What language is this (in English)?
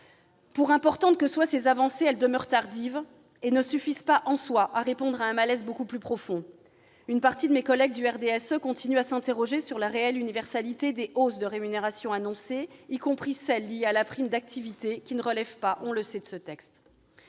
French